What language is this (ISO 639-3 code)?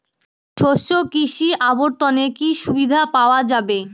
ben